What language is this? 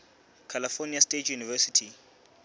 Southern Sotho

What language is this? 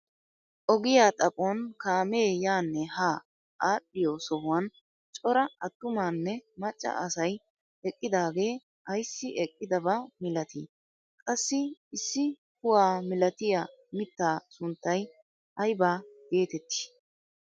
Wolaytta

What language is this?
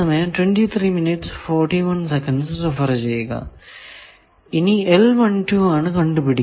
Malayalam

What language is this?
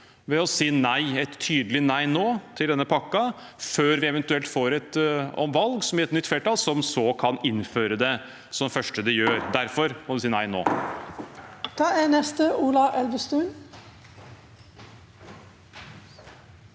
Norwegian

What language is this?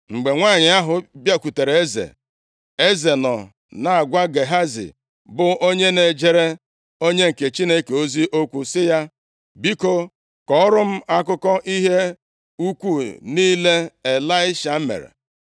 Igbo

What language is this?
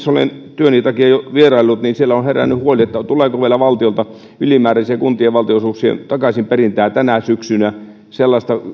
Finnish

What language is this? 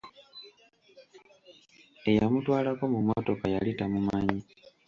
Ganda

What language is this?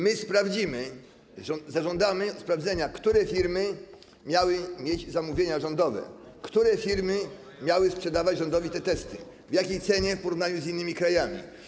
Polish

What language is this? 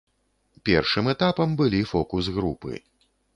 Belarusian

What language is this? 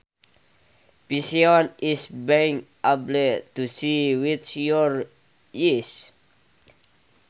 Sundanese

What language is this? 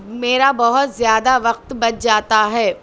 Urdu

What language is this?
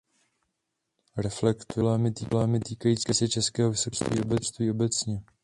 Czech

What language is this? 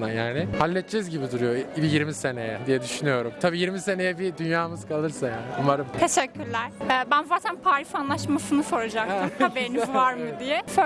Turkish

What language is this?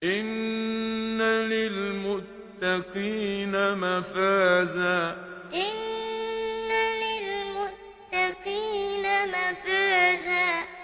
Arabic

